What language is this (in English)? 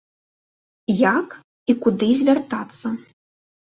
Belarusian